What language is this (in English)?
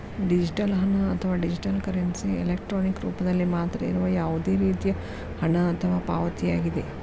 Kannada